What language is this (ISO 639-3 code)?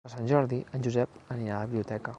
cat